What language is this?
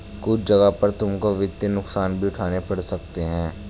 Hindi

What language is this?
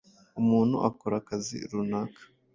Kinyarwanda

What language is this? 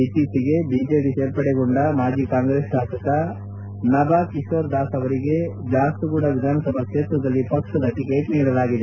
Kannada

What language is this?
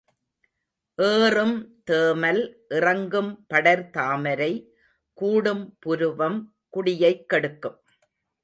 Tamil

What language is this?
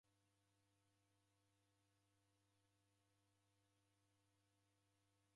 Taita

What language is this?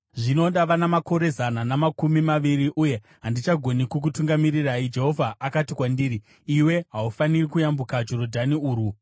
Shona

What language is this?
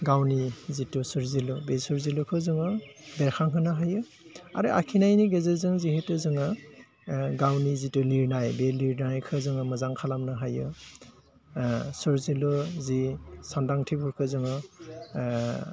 Bodo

